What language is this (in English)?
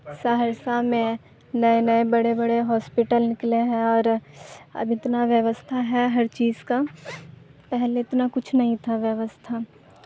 Urdu